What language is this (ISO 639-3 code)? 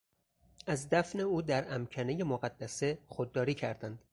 fas